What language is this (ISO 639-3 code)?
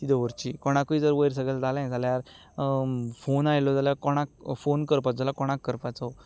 kok